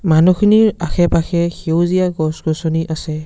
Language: Assamese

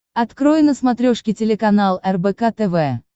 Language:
Russian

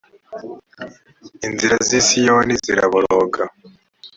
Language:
Kinyarwanda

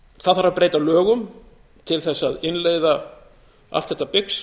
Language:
Icelandic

